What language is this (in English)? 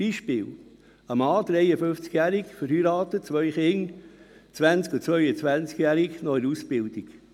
Swiss German